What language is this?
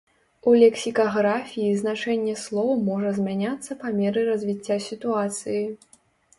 Belarusian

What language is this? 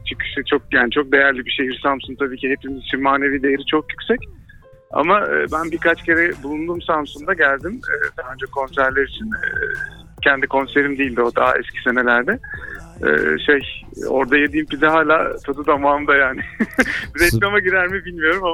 Turkish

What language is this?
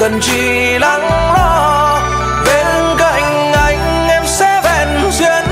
Vietnamese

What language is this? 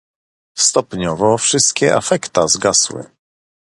Polish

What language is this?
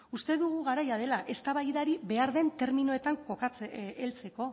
Basque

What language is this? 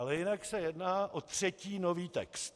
Czech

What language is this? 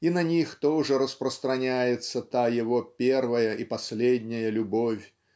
Russian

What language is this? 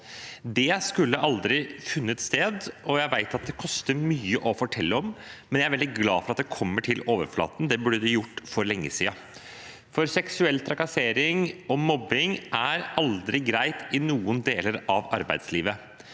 Norwegian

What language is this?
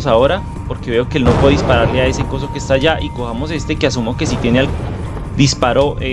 Spanish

